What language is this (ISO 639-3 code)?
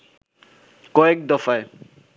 ben